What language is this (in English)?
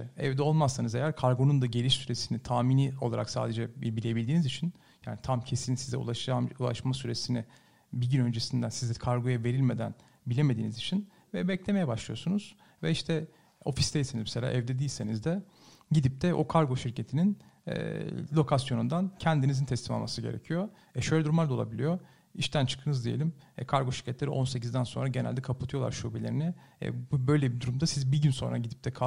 Turkish